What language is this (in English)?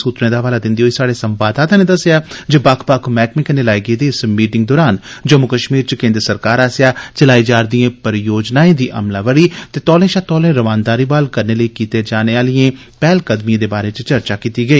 Dogri